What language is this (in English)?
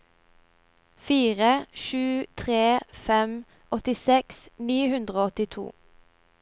Norwegian